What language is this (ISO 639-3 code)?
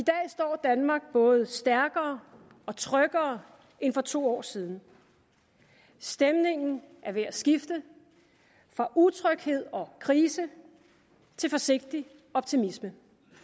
dan